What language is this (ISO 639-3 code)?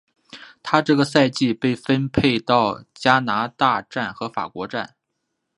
zho